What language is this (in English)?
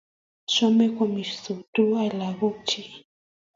Kalenjin